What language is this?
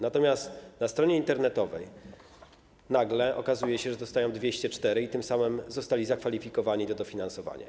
Polish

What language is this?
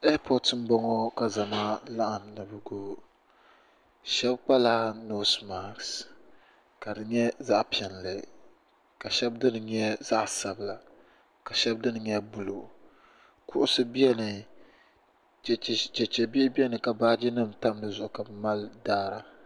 Dagbani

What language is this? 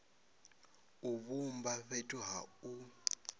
Venda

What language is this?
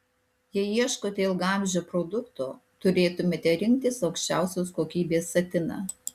Lithuanian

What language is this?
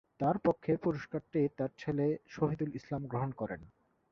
Bangla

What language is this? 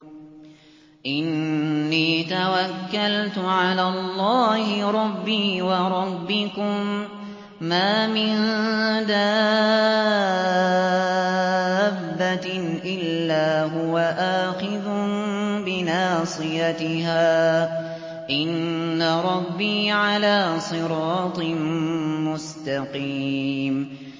Arabic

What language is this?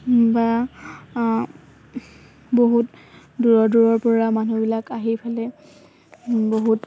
Assamese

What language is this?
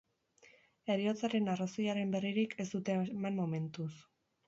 Basque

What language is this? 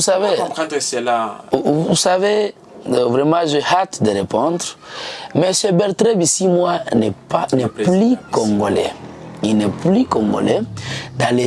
French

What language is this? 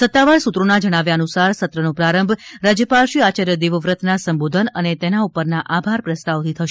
Gujarati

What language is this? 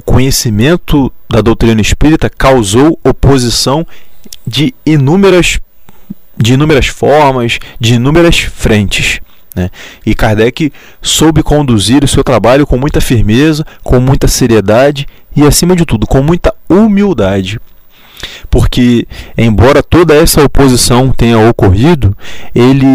Portuguese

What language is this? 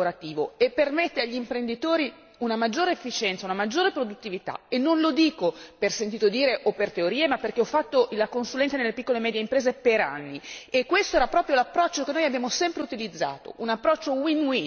Italian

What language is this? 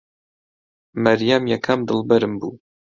Central Kurdish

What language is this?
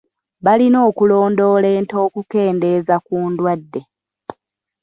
Ganda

